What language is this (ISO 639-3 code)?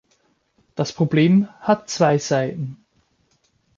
deu